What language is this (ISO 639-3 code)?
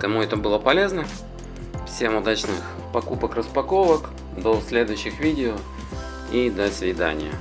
rus